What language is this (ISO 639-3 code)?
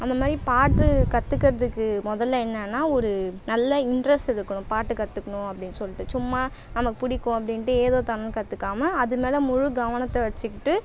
tam